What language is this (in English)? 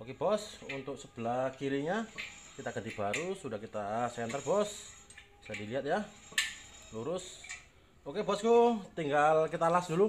Indonesian